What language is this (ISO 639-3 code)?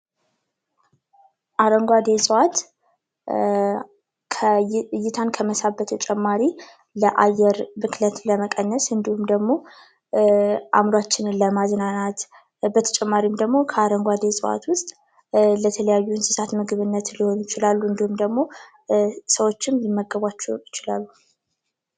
amh